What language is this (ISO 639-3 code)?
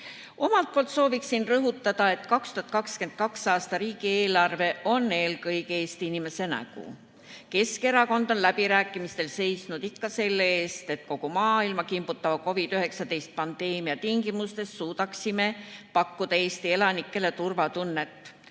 est